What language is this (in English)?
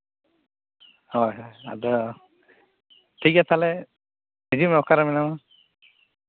Santali